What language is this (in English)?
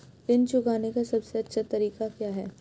Hindi